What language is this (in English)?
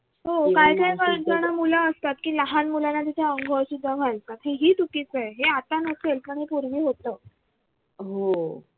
Marathi